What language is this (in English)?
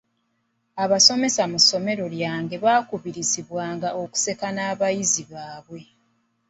Ganda